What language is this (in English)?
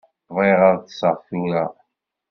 Kabyle